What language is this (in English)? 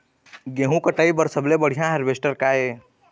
Chhattisgarhi